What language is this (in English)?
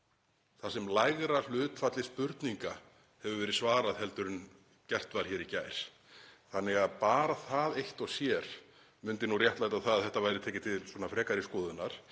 Icelandic